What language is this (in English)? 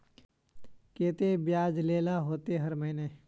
Magahi